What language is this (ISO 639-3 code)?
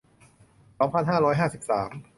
tha